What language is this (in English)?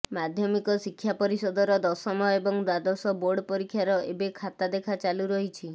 Odia